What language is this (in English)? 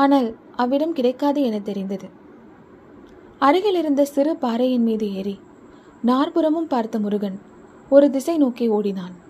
Tamil